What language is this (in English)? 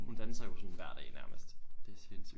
Danish